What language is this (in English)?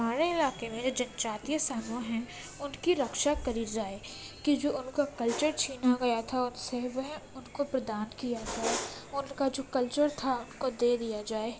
Urdu